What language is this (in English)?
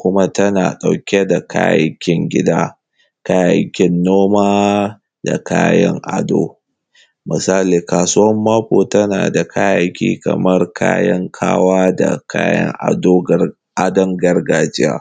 Hausa